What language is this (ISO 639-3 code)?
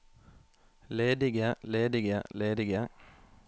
nor